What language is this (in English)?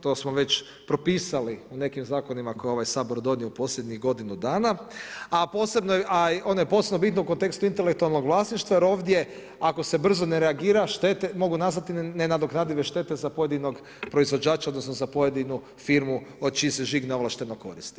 Croatian